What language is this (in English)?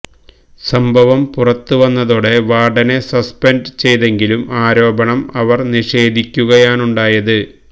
Malayalam